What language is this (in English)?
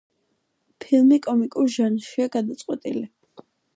Georgian